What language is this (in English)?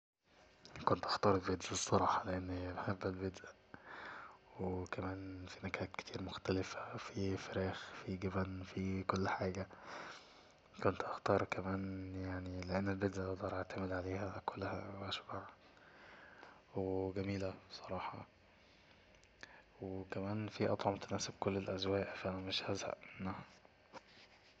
Egyptian Arabic